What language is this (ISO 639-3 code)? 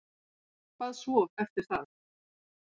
isl